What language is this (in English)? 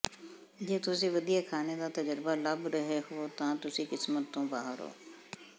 Punjabi